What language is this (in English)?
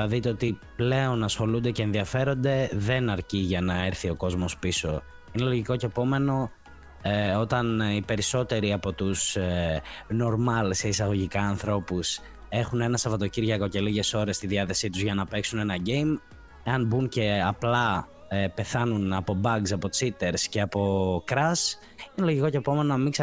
Greek